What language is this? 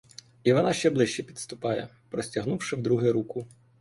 Ukrainian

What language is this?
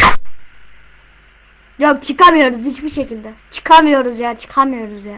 Turkish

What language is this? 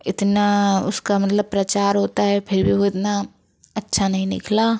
Hindi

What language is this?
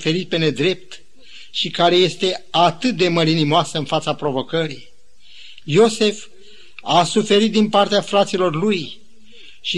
Romanian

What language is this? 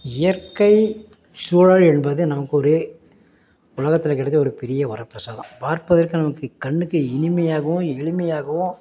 Tamil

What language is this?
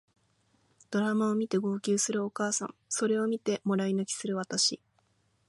Japanese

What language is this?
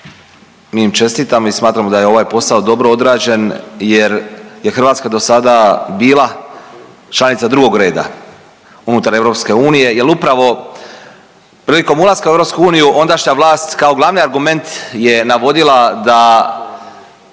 Croatian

